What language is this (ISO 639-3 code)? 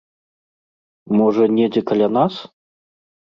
bel